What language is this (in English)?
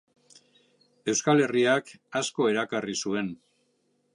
Basque